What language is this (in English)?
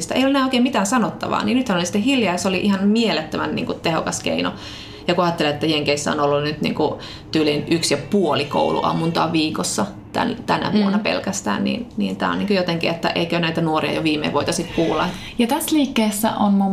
Finnish